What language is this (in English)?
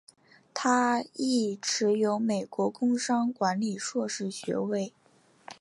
Chinese